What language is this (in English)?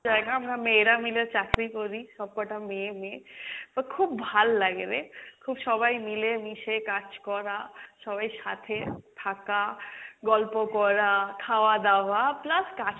Bangla